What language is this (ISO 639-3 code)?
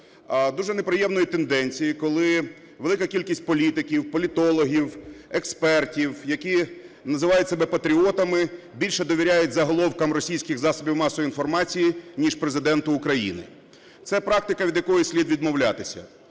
ukr